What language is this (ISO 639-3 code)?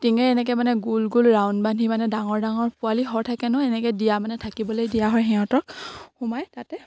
asm